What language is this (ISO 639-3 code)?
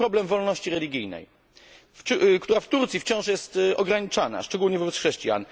pol